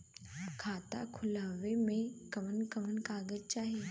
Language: Bhojpuri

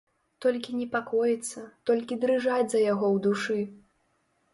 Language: Belarusian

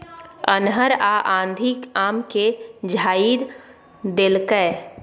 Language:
Maithili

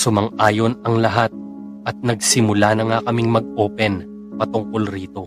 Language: Filipino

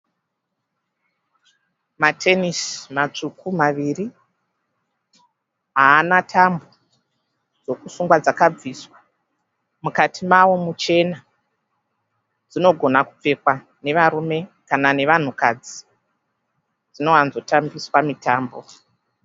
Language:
Shona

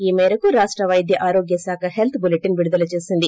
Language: Telugu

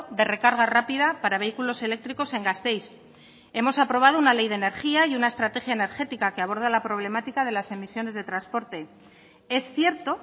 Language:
Spanish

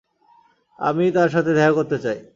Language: Bangla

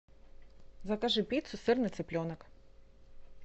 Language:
Russian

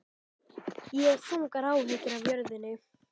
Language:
Icelandic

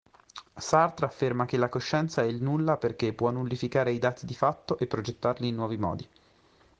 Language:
Italian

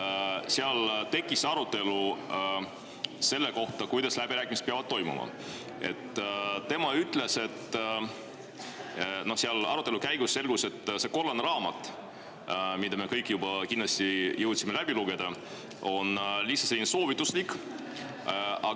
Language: Estonian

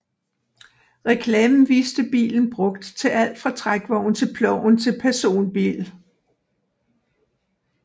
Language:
Danish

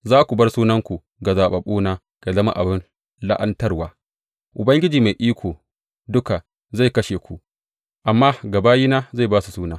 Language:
Hausa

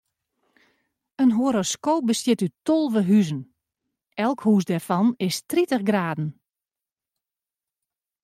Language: Western Frisian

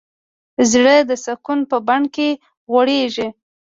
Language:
Pashto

